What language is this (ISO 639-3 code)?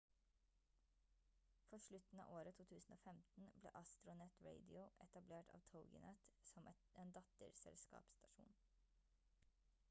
nob